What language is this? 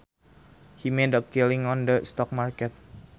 Sundanese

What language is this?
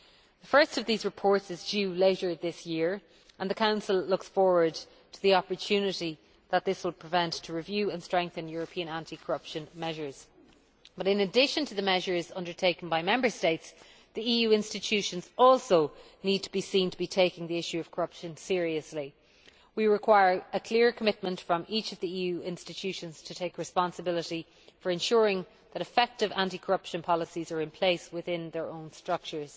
English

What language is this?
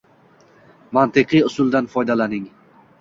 Uzbek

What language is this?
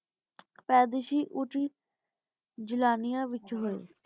Punjabi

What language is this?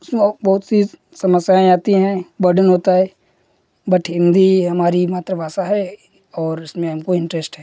Hindi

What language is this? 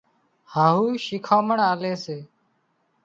Wadiyara Koli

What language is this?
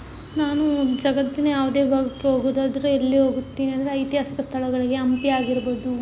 Kannada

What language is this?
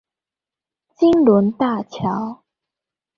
Chinese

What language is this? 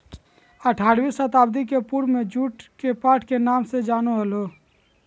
Magahi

